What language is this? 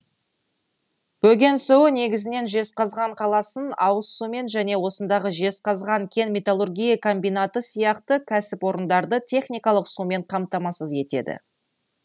Kazakh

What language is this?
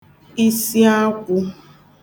Igbo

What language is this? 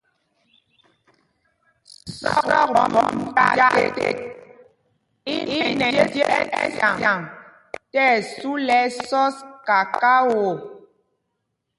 Mpumpong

